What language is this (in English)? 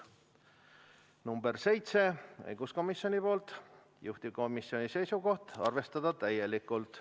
Estonian